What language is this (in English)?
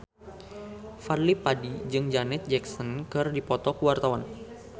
Sundanese